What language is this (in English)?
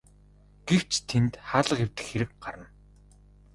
Mongolian